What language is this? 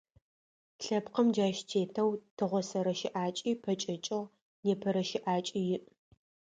Adyghe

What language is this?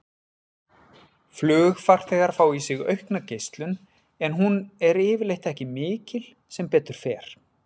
Icelandic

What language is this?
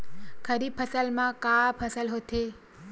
Chhattisgarhi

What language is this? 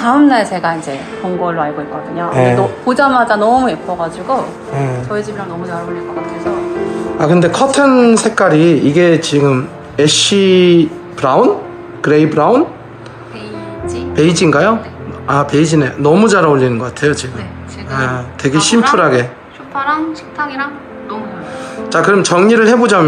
Korean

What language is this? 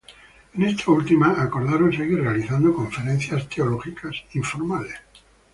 Spanish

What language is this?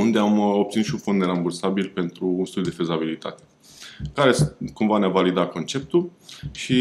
Romanian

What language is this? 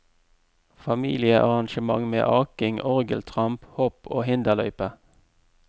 Norwegian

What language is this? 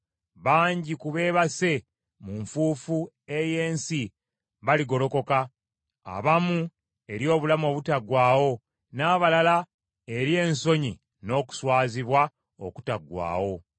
Ganda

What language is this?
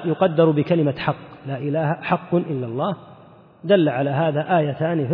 Arabic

